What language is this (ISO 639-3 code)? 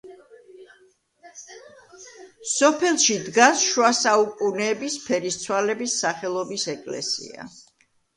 kat